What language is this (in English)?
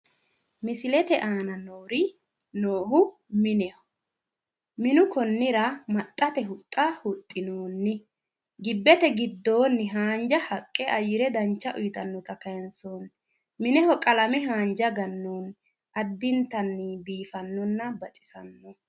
Sidamo